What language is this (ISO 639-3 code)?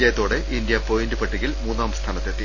mal